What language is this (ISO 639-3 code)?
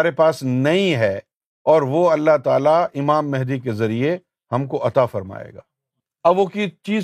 urd